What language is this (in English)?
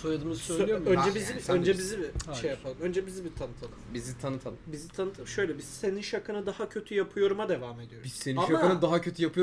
Turkish